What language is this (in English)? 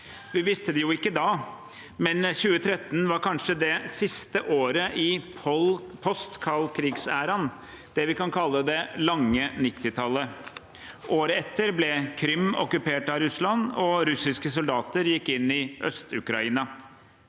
Norwegian